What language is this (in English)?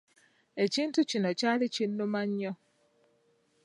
Ganda